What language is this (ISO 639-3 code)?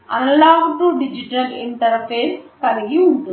tel